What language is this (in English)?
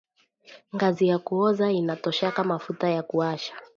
Swahili